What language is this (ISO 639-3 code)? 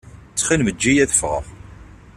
kab